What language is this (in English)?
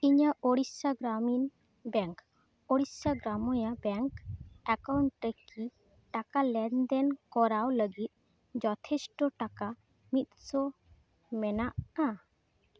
Santali